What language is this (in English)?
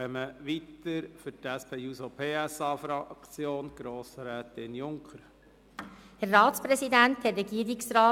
Swiss German